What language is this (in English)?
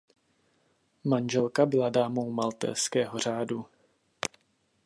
Czech